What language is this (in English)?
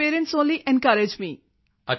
Punjabi